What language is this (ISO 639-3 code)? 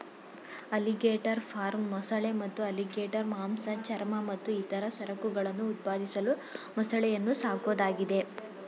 kan